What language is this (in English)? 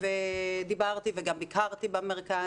Hebrew